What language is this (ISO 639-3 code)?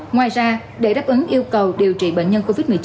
vie